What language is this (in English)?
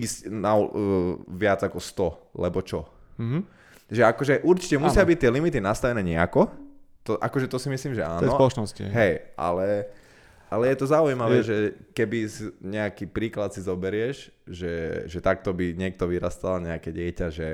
Slovak